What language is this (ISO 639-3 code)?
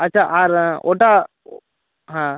ben